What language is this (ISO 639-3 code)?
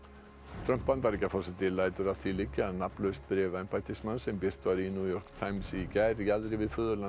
isl